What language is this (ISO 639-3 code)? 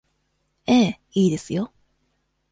jpn